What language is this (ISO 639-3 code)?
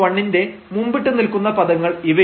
mal